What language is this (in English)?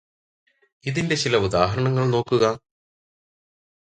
Malayalam